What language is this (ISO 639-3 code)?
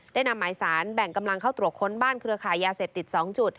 tha